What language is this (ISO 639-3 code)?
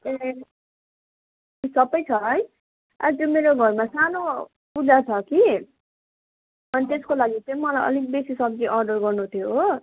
nep